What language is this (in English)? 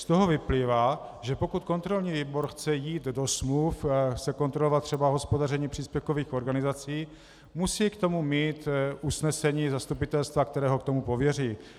Czech